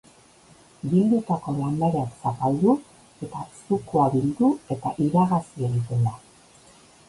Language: Basque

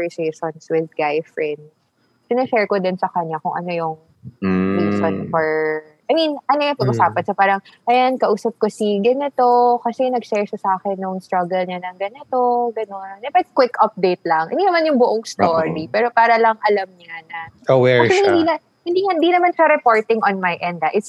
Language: Filipino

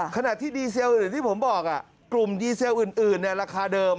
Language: Thai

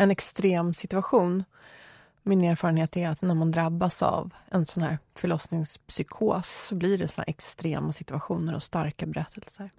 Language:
Swedish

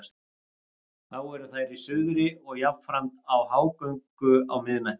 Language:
Icelandic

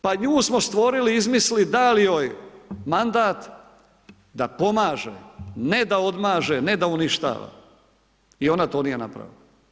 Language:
Croatian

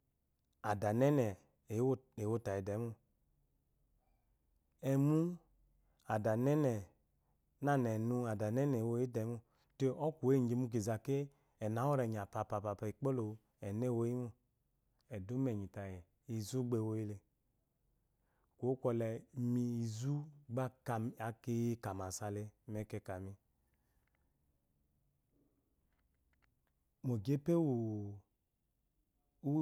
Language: Eloyi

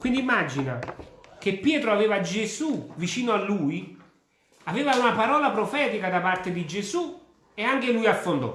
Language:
Italian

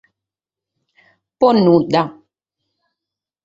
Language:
Sardinian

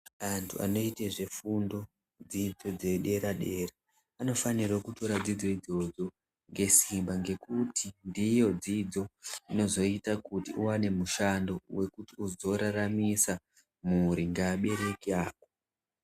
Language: Ndau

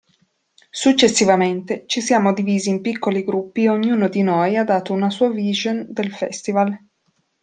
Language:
Italian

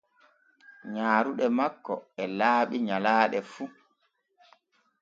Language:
Borgu Fulfulde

